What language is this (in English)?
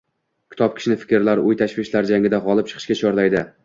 Uzbek